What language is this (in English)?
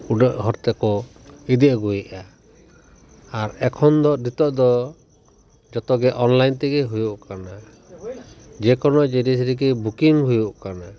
Santali